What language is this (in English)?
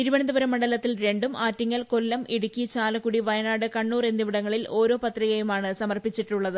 Malayalam